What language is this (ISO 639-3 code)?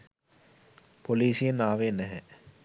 sin